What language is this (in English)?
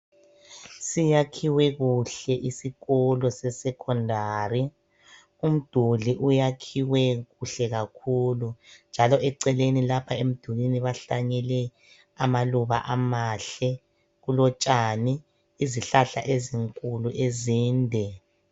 North Ndebele